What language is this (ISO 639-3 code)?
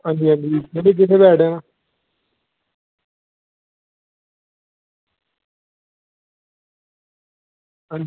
doi